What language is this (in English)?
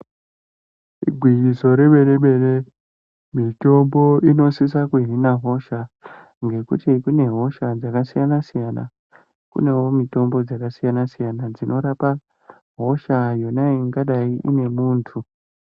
Ndau